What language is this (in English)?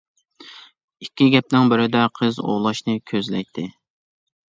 Uyghur